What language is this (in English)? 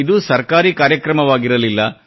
Kannada